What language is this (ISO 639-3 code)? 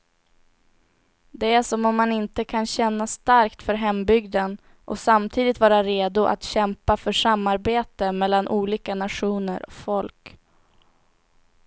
swe